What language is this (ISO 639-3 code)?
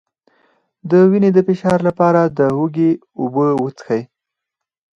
pus